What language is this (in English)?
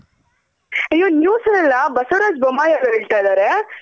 Kannada